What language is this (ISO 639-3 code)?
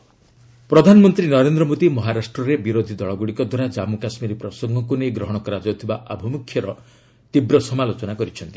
ori